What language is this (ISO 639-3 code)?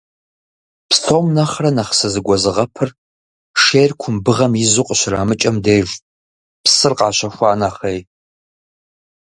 kbd